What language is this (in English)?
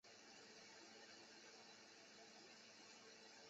Chinese